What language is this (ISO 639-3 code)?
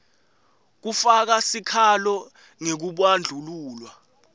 ssw